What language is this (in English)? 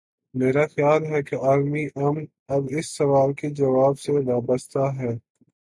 Urdu